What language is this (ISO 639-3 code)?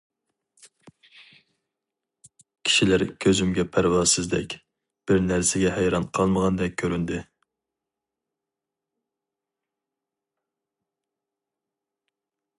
uig